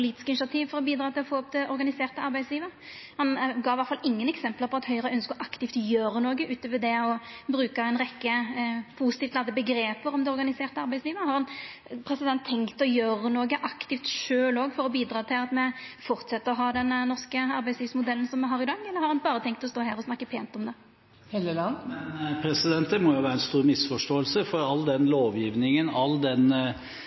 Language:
Norwegian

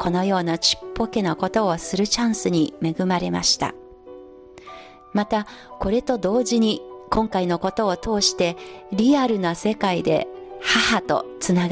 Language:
Japanese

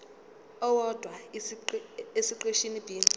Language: Zulu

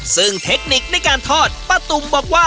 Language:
Thai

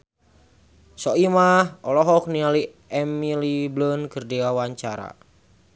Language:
Sundanese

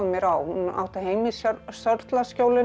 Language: Icelandic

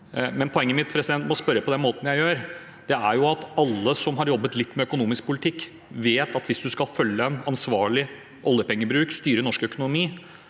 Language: Norwegian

